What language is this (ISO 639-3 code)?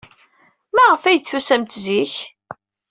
kab